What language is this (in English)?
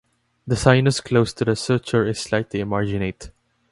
English